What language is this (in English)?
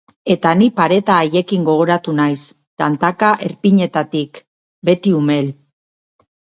Basque